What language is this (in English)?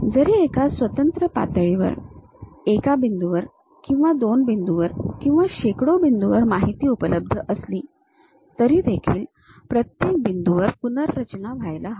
Marathi